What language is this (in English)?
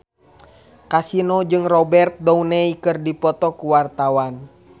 Sundanese